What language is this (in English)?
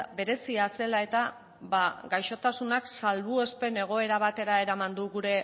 Basque